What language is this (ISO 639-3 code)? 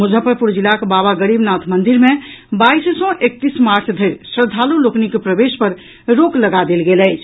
mai